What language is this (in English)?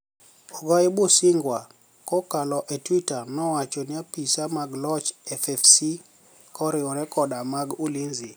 Luo (Kenya and Tanzania)